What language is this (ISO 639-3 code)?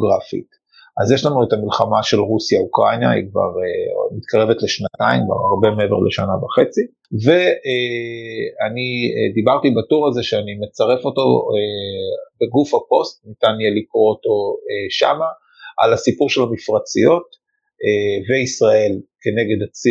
heb